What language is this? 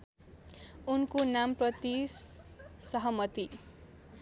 Nepali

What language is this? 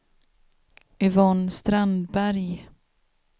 Swedish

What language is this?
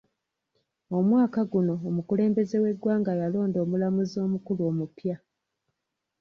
Ganda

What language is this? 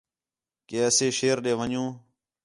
Khetrani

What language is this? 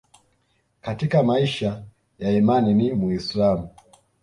Swahili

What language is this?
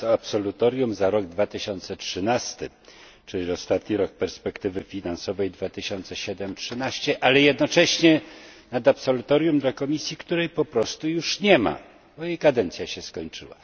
Polish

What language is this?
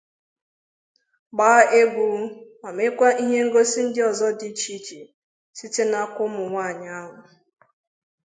Igbo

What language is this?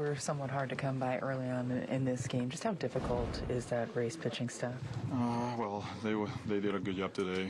English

